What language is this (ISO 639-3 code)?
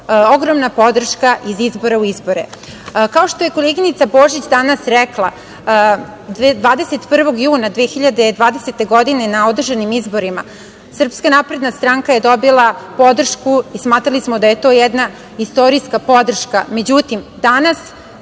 srp